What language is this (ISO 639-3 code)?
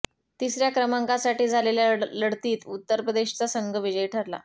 mar